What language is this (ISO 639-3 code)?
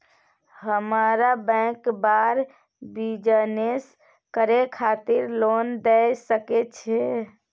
mai